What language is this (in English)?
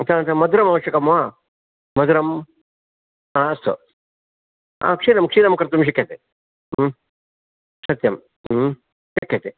Sanskrit